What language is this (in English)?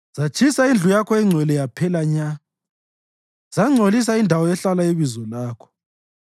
North Ndebele